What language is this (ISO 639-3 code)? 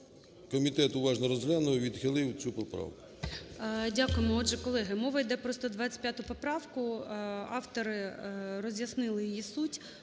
ukr